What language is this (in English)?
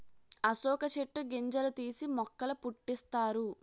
Telugu